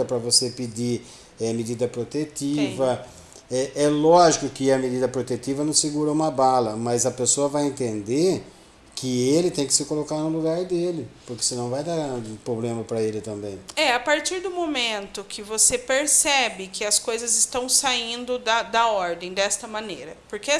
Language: Portuguese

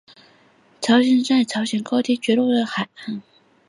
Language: Chinese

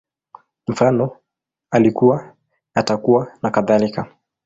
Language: Swahili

